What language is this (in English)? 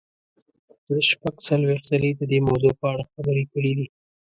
Pashto